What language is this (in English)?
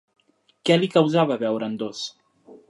Catalan